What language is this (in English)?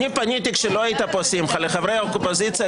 Hebrew